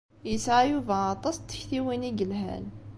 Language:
Kabyle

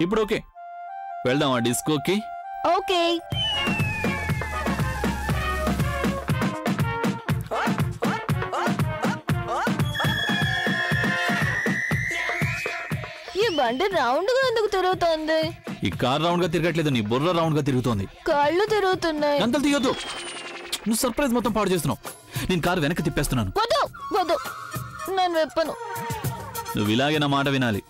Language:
Telugu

